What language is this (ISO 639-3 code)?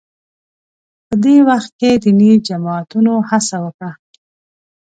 pus